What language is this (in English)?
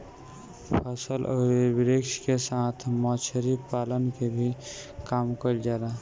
Bhojpuri